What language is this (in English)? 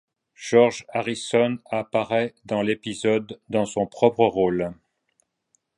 French